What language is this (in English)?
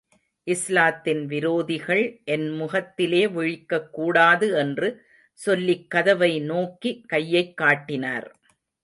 Tamil